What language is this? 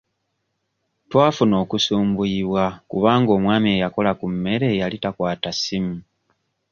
Ganda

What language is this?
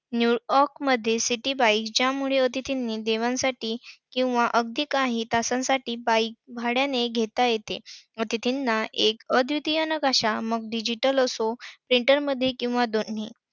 Marathi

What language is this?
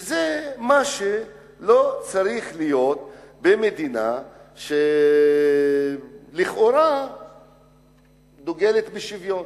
Hebrew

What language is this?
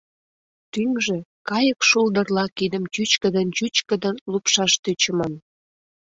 Mari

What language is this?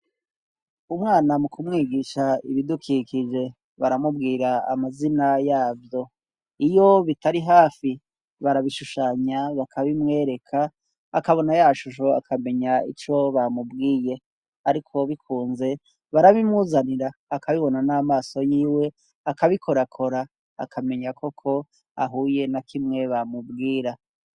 Rundi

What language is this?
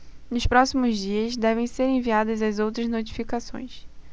Portuguese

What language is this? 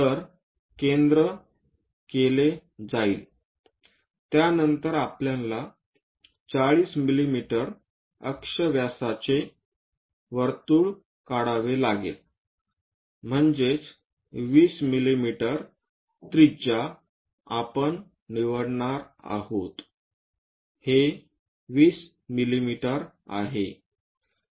Marathi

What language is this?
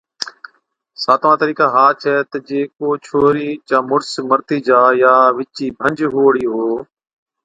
Od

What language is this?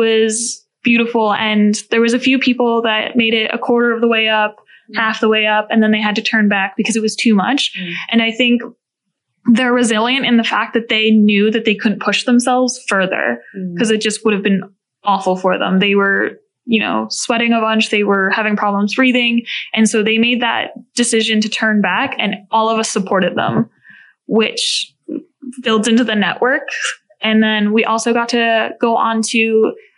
English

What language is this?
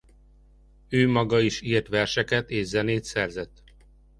Hungarian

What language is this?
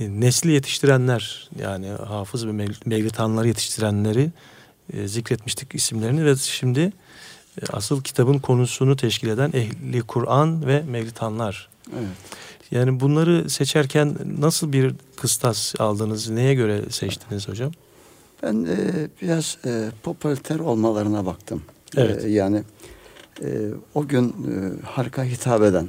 Turkish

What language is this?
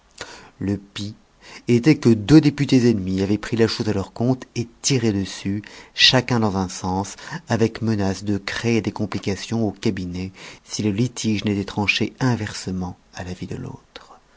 French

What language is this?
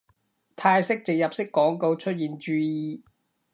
Cantonese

